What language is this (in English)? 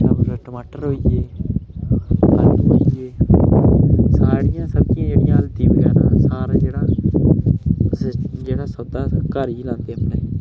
Dogri